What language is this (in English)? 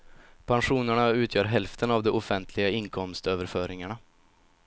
Swedish